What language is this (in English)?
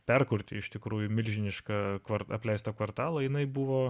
Lithuanian